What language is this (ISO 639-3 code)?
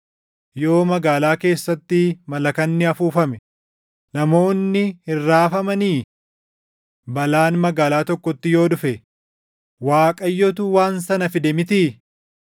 orm